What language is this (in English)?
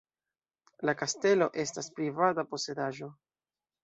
Esperanto